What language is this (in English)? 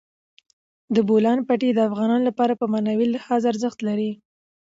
Pashto